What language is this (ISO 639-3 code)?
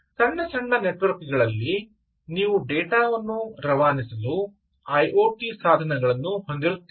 kan